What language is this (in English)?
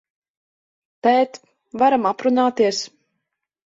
Latvian